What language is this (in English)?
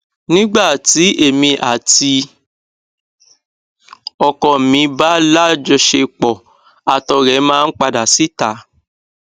Yoruba